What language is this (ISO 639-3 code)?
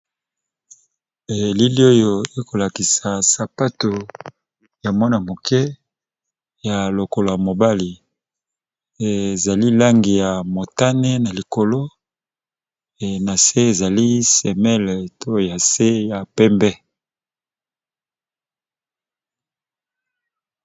lin